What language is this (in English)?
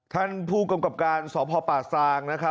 Thai